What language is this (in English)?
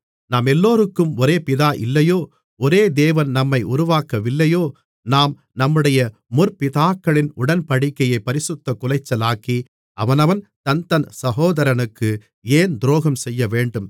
Tamil